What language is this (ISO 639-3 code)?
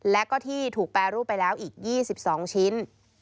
tha